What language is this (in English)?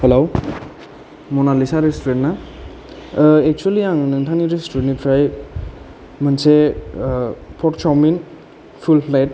Bodo